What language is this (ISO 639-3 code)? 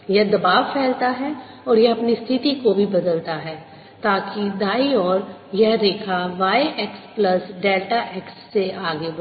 hin